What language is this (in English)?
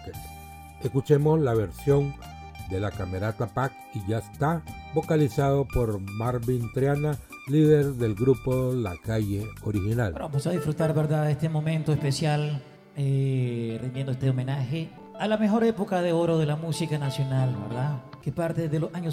Spanish